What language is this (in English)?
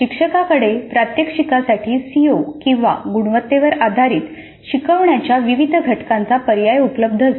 Marathi